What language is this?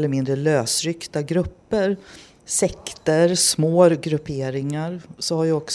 Swedish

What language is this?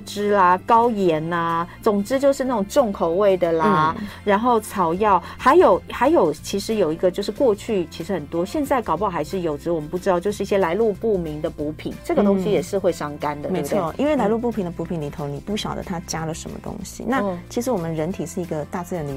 Chinese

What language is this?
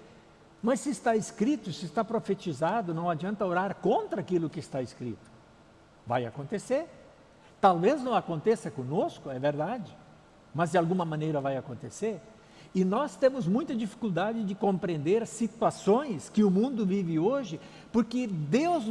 Portuguese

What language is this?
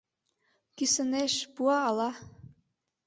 Mari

